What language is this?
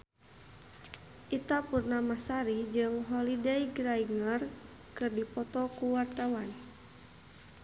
Sundanese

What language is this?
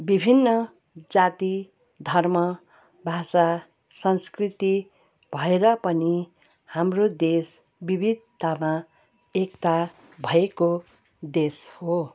Nepali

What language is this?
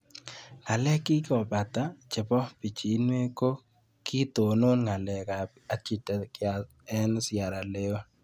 Kalenjin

